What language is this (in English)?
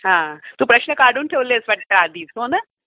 Marathi